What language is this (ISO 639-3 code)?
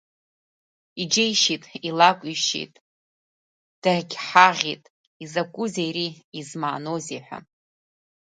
abk